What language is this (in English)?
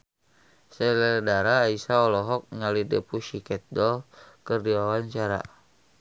Sundanese